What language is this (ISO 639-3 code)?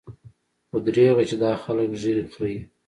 pus